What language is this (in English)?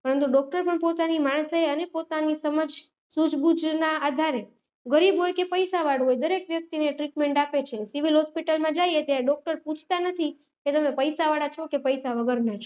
Gujarati